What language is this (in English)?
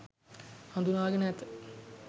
Sinhala